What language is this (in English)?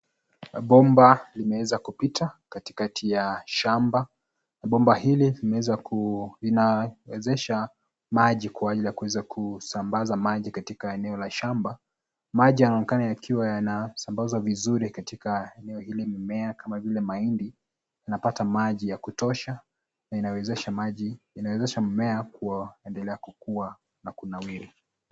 Swahili